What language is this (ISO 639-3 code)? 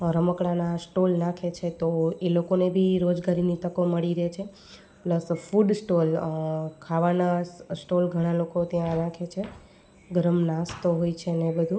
guj